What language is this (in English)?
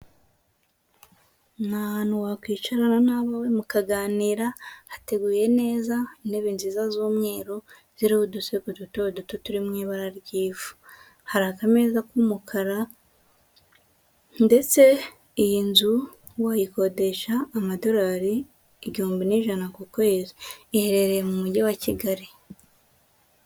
Kinyarwanda